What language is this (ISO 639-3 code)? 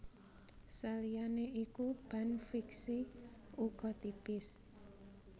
jav